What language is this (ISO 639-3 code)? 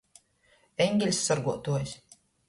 ltg